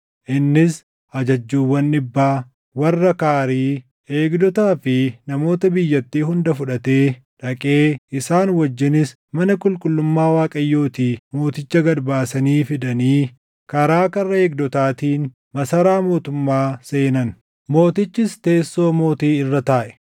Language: Oromo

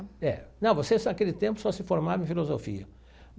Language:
Portuguese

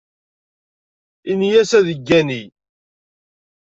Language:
Kabyle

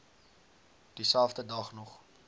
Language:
Afrikaans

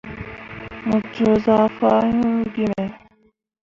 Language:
Mundang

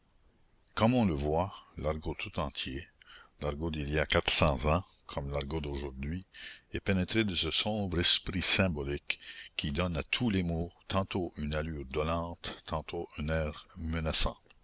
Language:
French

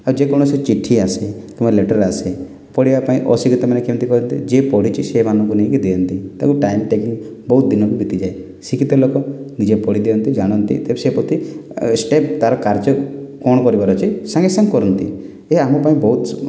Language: Odia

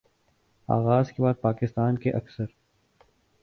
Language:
Urdu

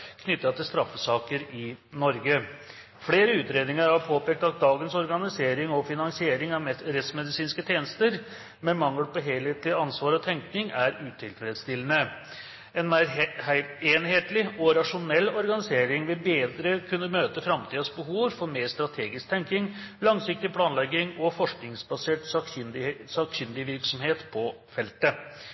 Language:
Norwegian Bokmål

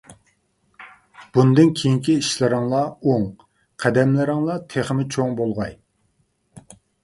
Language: Uyghur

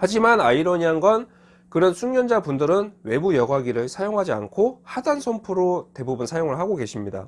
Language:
Korean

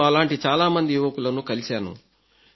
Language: Telugu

